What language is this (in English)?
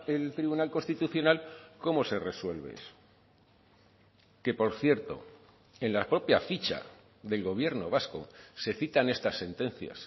Spanish